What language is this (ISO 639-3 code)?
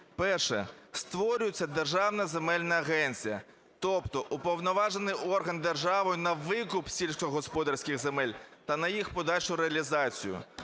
ukr